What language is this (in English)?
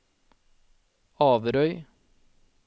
Norwegian